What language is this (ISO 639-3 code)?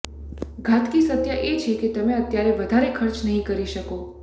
guj